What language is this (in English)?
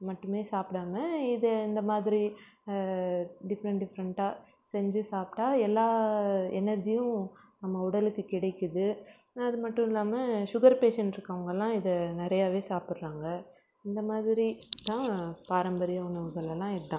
Tamil